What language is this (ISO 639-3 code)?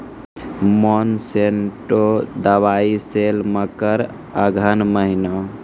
mai